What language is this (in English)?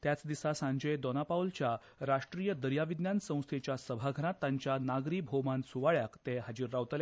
Konkani